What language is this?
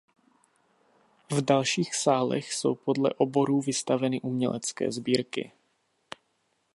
Czech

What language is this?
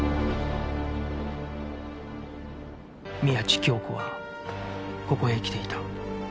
Japanese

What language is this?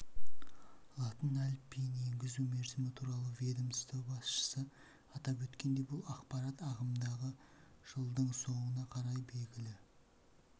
Kazakh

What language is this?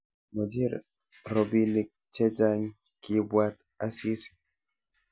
Kalenjin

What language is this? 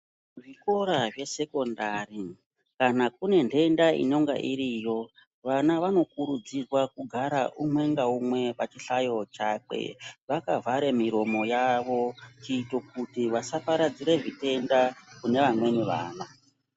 Ndau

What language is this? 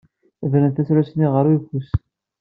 Kabyle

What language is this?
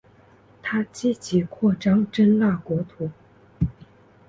Chinese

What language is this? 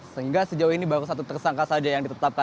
Indonesian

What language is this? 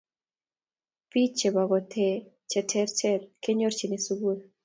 Kalenjin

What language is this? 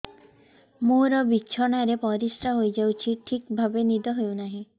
Odia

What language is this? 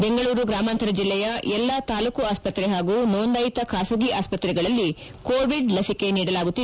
Kannada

